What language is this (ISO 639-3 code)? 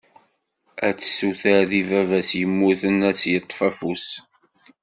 kab